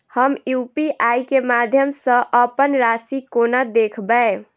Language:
Maithili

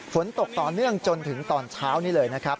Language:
Thai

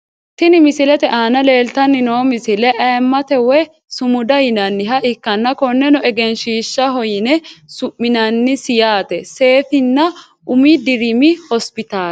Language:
Sidamo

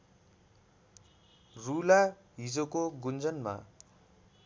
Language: Nepali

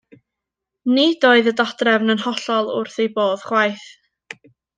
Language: Welsh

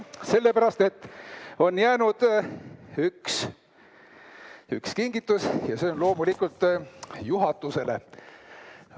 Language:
Estonian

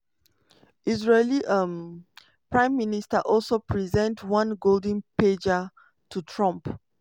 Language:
Nigerian Pidgin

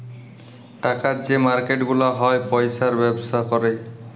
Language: Bangla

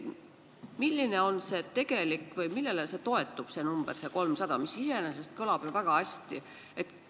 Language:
Estonian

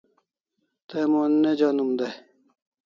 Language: Kalasha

